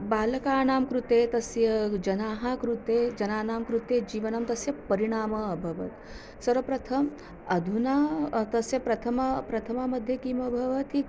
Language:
Sanskrit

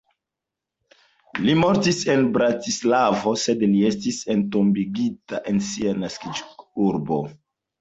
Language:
Esperanto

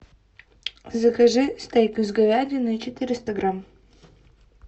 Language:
Russian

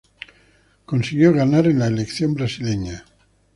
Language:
Spanish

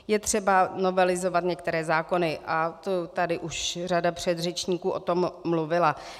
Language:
Czech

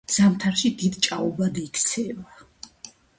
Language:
Georgian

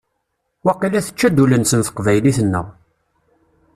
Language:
Kabyle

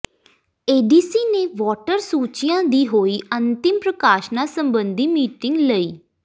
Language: Punjabi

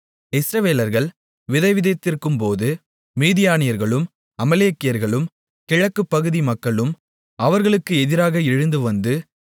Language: Tamil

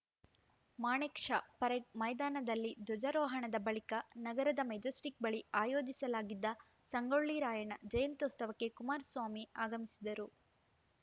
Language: Kannada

